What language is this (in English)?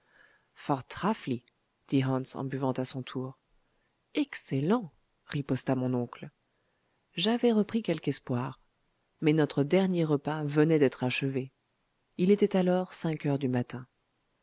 French